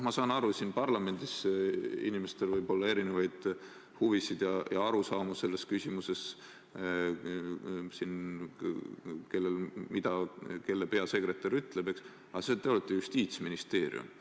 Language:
Estonian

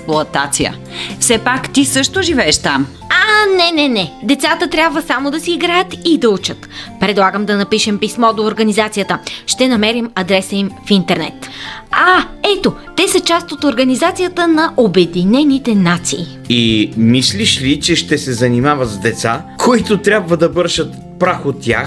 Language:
Bulgarian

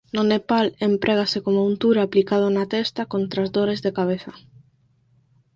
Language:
Galician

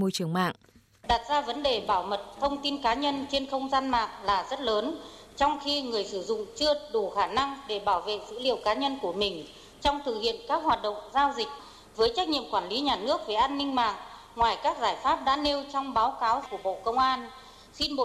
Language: Vietnamese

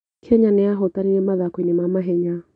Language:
Kikuyu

